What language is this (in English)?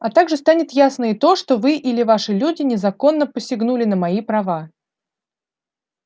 Russian